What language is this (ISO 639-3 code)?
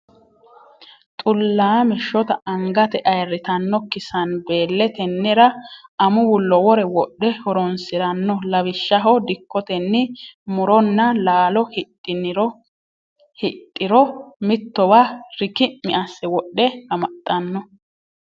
sid